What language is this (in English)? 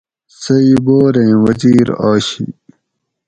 Gawri